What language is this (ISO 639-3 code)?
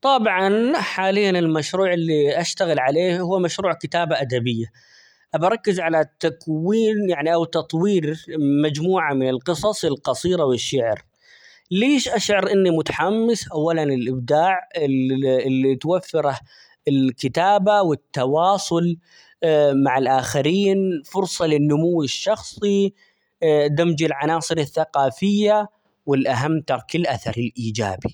acx